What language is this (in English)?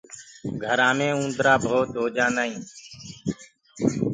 Gurgula